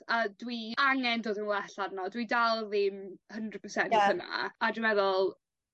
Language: Welsh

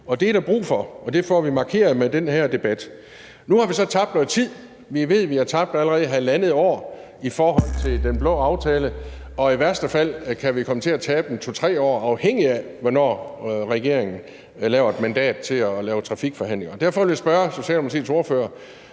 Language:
Danish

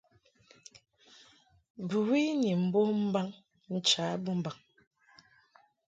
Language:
Mungaka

